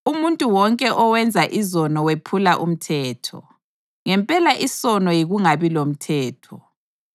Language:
North Ndebele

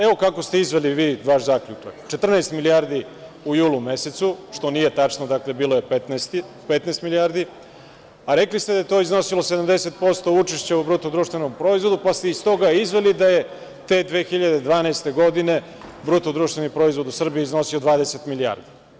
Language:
Serbian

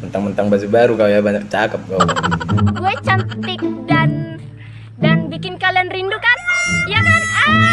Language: Indonesian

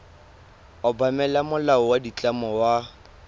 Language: Tswana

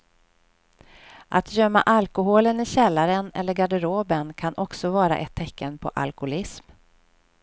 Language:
Swedish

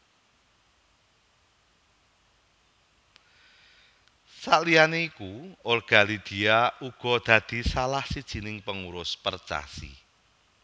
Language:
Javanese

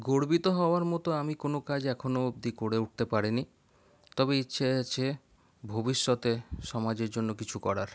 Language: Bangla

